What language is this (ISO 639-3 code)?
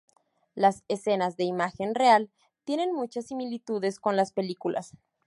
spa